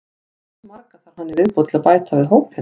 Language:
Icelandic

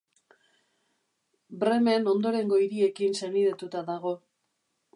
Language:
Basque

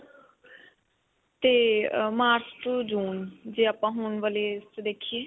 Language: Punjabi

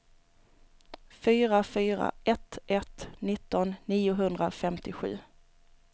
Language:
Swedish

